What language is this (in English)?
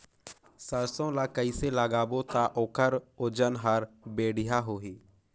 Chhattisgarhi